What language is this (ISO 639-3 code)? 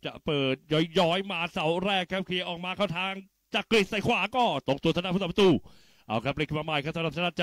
tha